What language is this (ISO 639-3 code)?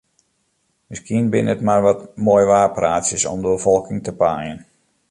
fry